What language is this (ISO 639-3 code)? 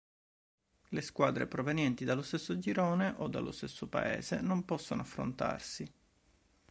ita